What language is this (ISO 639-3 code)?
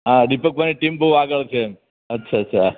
guj